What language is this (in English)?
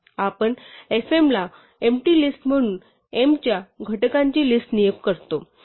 Marathi